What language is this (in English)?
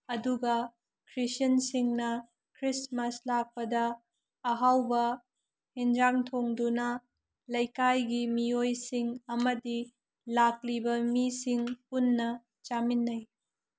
Manipuri